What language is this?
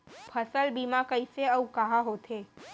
Chhattisgarhi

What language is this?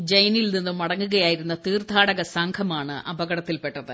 Malayalam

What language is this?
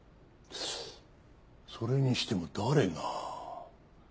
Japanese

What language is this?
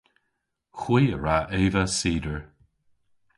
Cornish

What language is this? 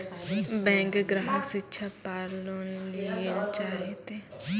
Maithili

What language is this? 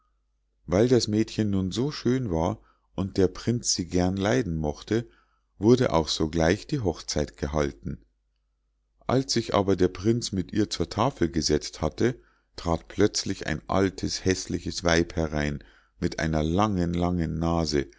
German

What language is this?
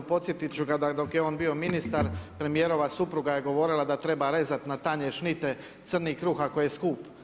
Croatian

